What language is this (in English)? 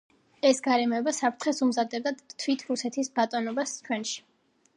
Georgian